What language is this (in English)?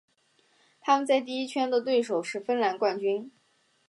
Chinese